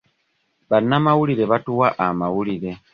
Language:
Ganda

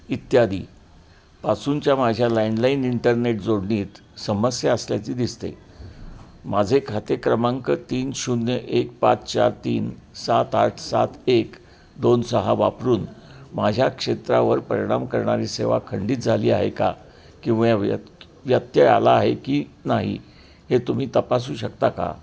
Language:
Marathi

